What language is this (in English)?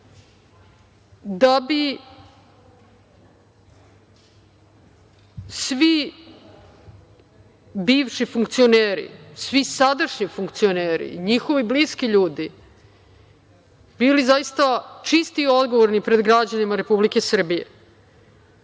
Serbian